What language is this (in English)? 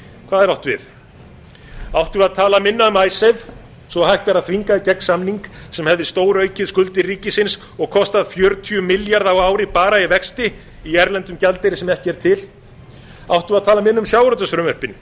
Icelandic